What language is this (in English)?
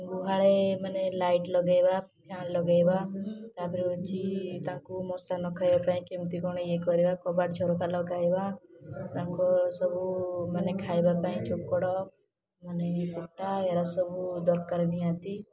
Odia